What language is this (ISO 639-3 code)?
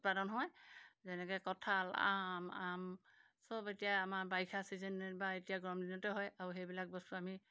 asm